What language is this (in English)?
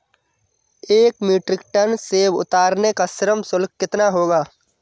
Hindi